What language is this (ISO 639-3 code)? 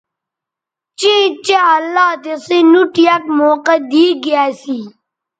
btv